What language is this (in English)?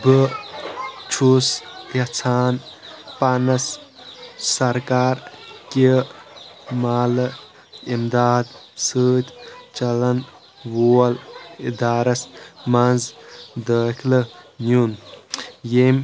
Kashmiri